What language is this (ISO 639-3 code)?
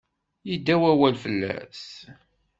kab